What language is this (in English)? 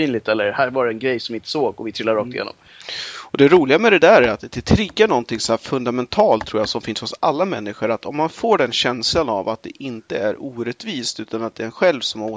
Swedish